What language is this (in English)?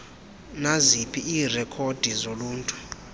Xhosa